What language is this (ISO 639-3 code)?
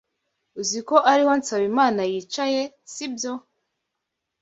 kin